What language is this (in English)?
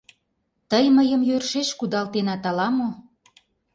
Mari